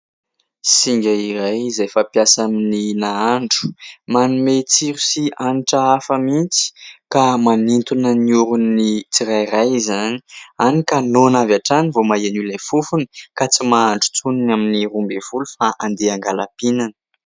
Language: Malagasy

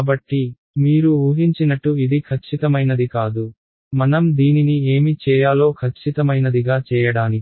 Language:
Telugu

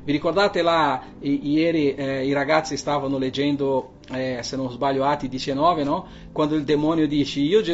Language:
Italian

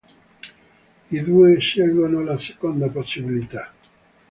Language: Italian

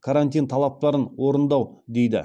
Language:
Kazakh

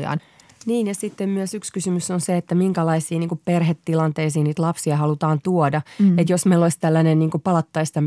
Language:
Finnish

